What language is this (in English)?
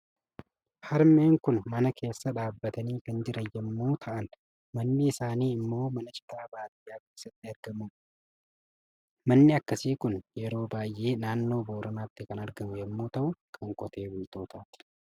Oromo